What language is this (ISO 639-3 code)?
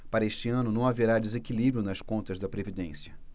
por